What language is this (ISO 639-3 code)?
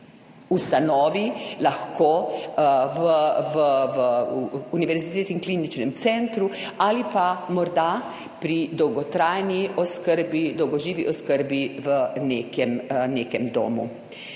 slv